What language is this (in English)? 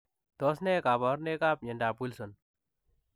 Kalenjin